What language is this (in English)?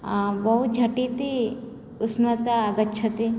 Sanskrit